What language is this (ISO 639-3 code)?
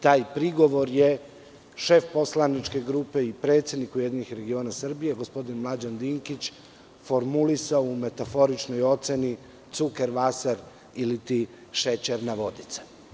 srp